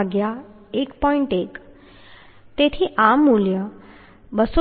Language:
Gujarati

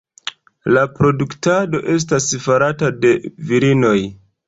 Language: Esperanto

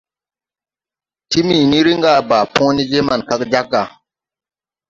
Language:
Tupuri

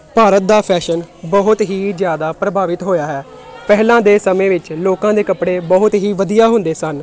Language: Punjabi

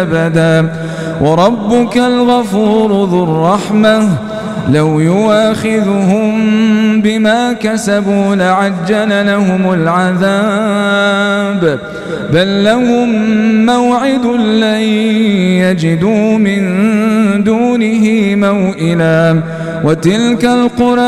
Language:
Arabic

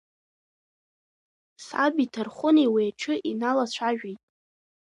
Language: Abkhazian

